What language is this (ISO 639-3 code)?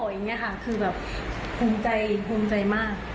tha